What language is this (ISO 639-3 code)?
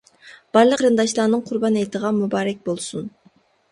uig